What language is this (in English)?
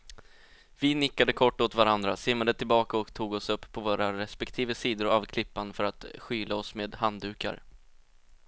Swedish